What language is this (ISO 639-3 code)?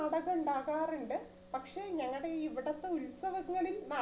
mal